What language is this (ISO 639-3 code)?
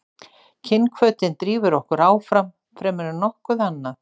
isl